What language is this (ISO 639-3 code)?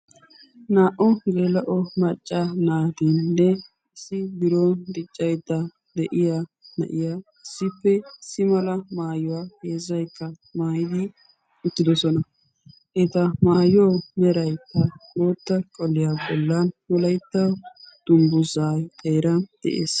wal